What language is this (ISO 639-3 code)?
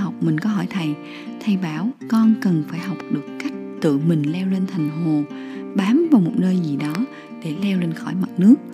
vie